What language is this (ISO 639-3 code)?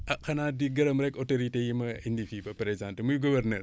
wol